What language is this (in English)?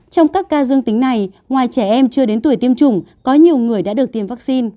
Vietnamese